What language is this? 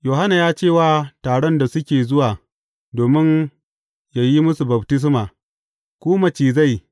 Hausa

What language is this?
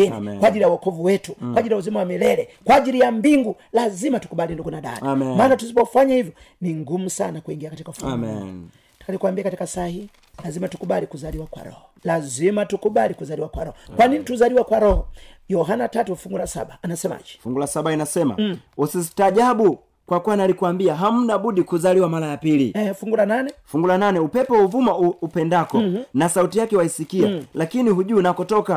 Swahili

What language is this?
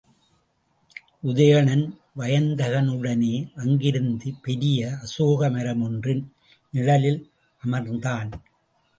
Tamil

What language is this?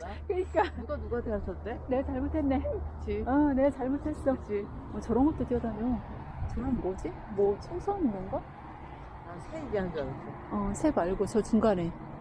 Korean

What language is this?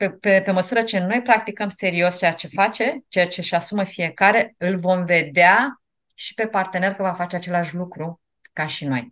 Romanian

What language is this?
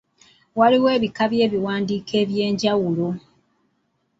Ganda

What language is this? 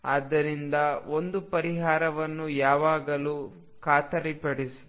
Kannada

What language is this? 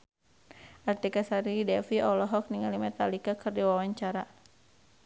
Sundanese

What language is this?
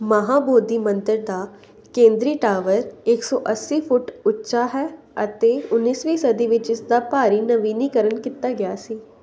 Punjabi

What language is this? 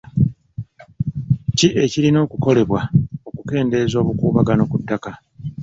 Ganda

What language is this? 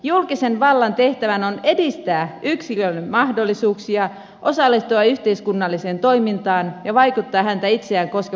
Finnish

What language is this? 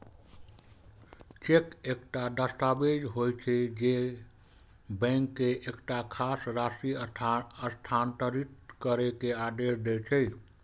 Maithili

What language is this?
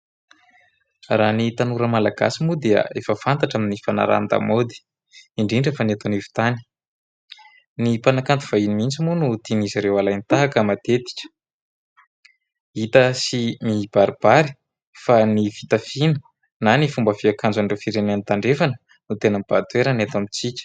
Malagasy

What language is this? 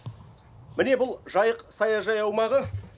Kazakh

